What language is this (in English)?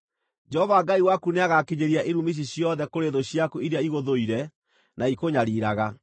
Kikuyu